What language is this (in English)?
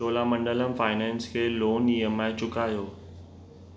Sindhi